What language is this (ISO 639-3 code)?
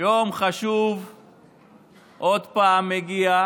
heb